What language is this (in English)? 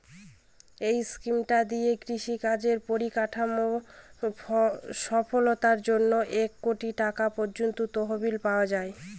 Bangla